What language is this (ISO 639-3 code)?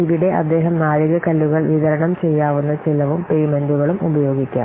mal